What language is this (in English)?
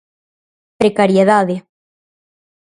Galician